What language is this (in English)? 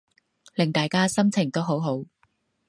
Cantonese